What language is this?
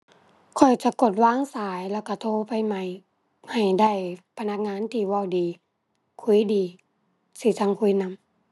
Thai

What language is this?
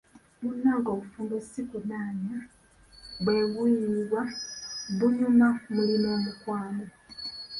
Ganda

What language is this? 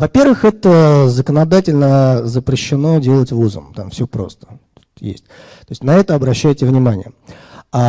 Russian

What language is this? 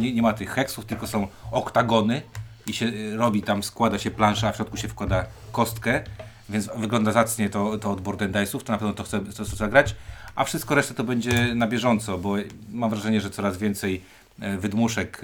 Polish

